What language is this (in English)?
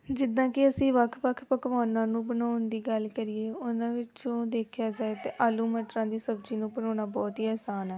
Punjabi